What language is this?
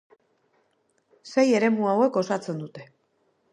Basque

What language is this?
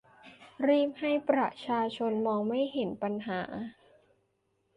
Thai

